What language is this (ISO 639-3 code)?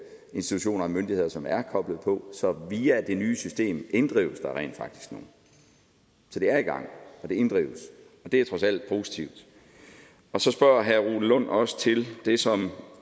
dan